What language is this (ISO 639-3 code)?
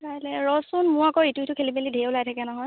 asm